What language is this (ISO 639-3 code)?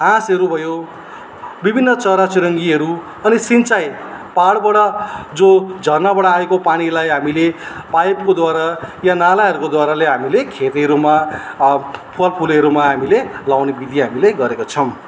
nep